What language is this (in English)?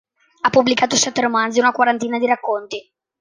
Italian